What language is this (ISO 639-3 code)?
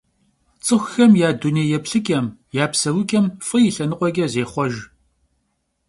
kbd